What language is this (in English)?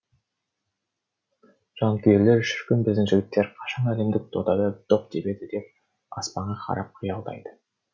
Kazakh